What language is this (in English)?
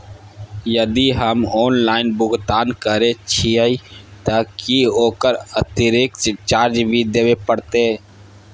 Maithili